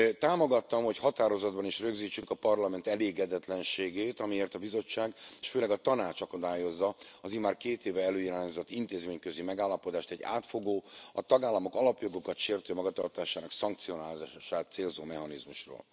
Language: Hungarian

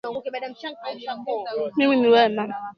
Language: Swahili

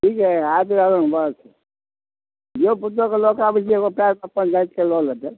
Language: Maithili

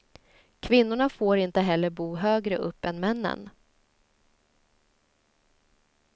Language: Swedish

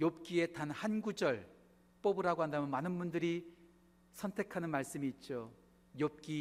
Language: Korean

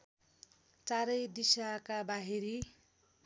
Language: Nepali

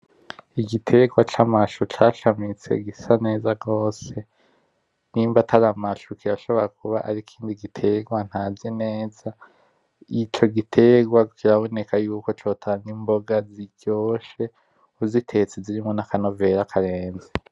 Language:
Rundi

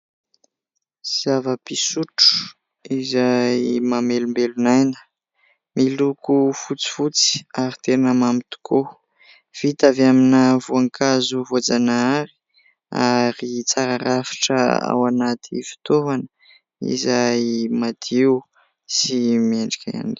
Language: Malagasy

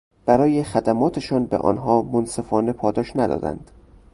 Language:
Persian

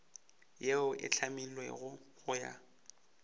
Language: Northern Sotho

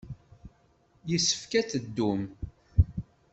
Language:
Kabyle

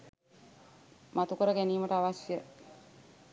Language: Sinhala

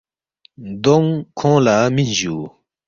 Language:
Balti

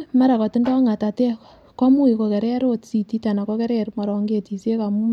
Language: Kalenjin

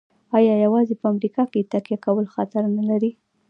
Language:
Pashto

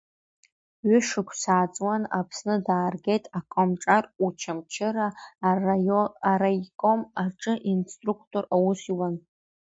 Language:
Abkhazian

